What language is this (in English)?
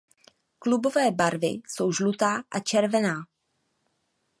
Czech